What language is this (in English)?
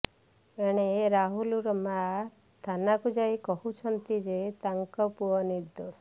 Odia